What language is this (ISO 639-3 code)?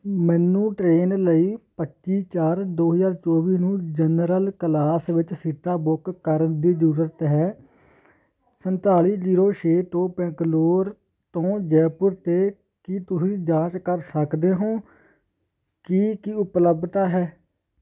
pan